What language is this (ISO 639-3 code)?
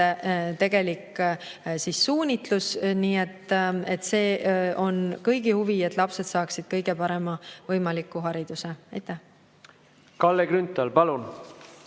est